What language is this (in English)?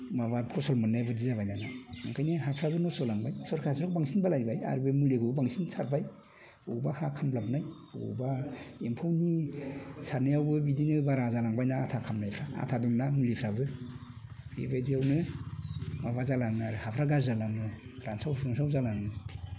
Bodo